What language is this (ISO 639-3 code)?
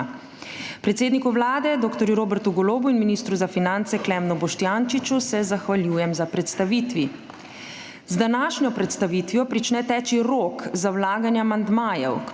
slv